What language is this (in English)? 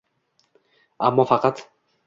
Uzbek